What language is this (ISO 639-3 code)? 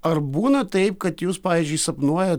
lit